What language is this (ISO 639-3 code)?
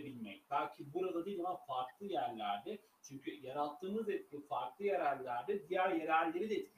tur